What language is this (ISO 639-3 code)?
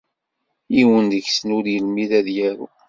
kab